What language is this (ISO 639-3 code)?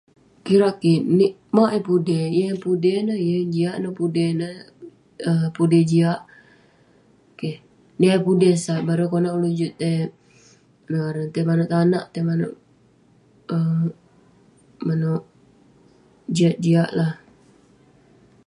pne